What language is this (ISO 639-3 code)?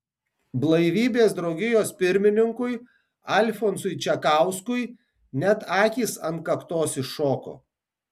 lit